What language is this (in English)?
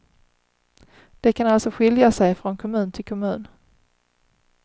Swedish